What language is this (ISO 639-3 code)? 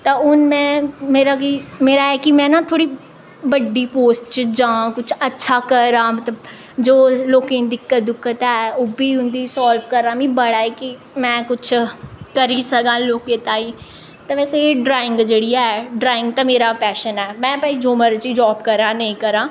doi